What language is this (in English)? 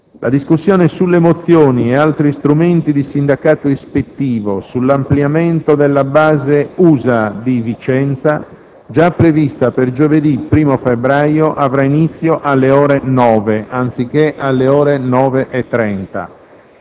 Italian